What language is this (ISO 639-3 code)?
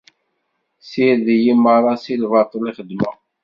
kab